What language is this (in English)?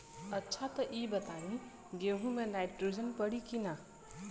Bhojpuri